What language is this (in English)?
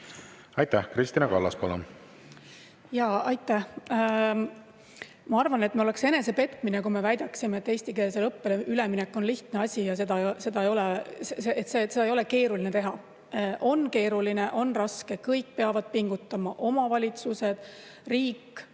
Estonian